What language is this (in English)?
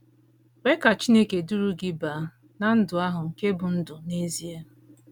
Igbo